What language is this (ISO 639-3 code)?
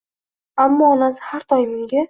uzb